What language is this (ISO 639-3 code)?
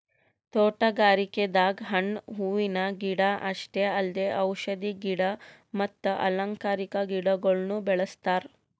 kan